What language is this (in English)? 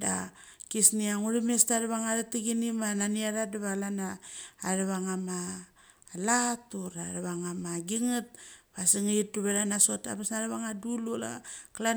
Mali